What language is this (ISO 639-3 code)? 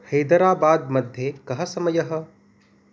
san